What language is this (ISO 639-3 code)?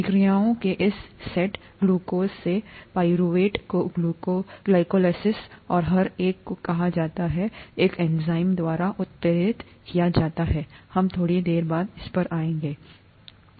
hin